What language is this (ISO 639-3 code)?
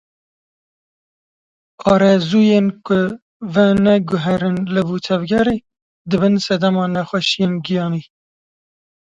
kur